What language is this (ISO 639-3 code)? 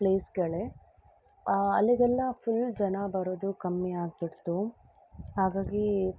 kan